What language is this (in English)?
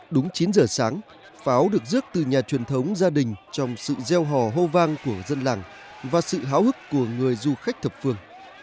Vietnamese